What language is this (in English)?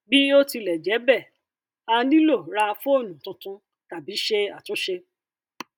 Yoruba